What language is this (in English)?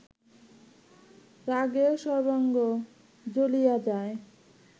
Bangla